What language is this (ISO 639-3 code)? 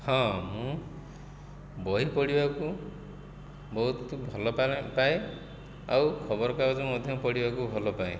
ori